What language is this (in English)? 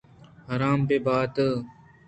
Eastern Balochi